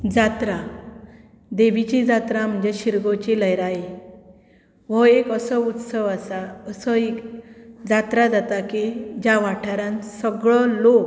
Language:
Konkani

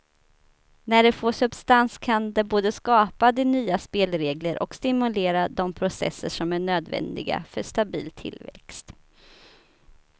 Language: Swedish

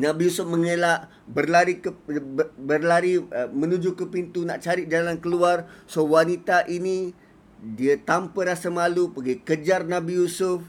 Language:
Malay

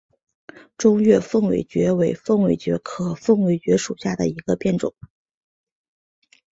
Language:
Chinese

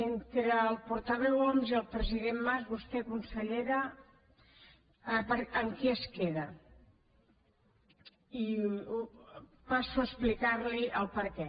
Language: Catalan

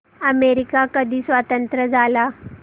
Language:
Marathi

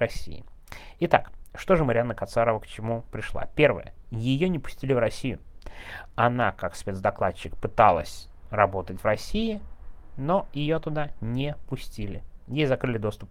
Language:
Russian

